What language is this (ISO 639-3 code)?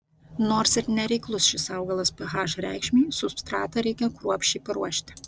lit